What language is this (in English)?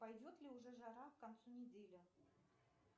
Russian